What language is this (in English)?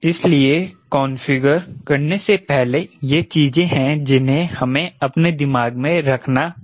Hindi